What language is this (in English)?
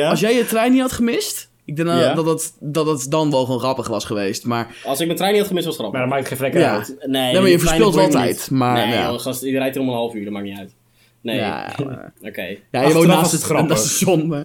Dutch